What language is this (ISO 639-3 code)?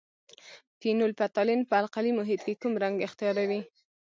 pus